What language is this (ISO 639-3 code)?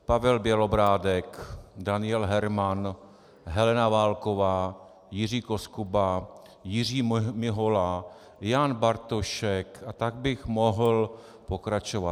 ces